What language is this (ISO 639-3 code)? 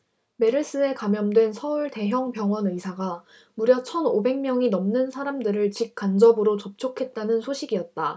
kor